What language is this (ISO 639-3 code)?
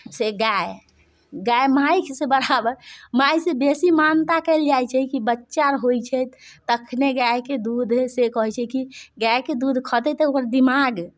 mai